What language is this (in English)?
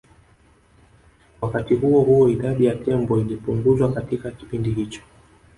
Swahili